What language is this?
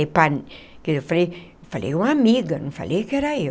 Portuguese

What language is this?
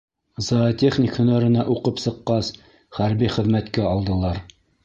Bashkir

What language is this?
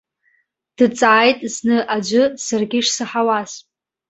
Abkhazian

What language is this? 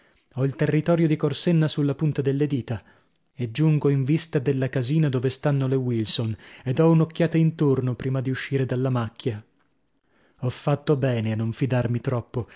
Italian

